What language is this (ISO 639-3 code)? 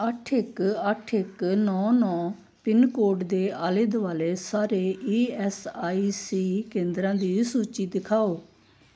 pan